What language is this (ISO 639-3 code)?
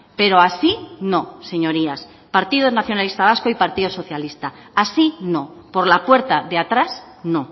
spa